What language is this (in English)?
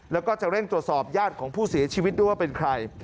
Thai